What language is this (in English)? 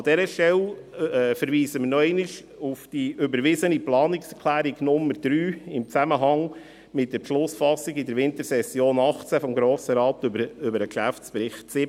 Swiss German